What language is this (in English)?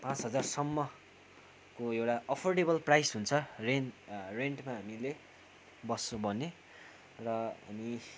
Nepali